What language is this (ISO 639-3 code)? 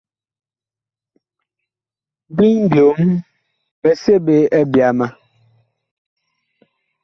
bkh